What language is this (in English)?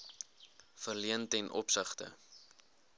Afrikaans